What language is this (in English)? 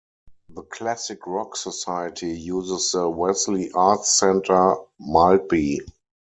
English